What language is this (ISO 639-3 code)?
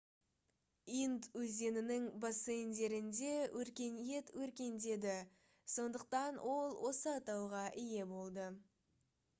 kaz